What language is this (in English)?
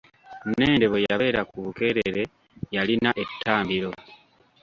Ganda